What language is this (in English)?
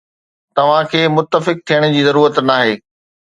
Sindhi